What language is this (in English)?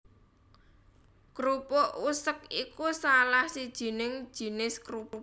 Javanese